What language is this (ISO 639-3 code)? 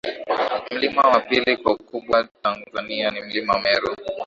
swa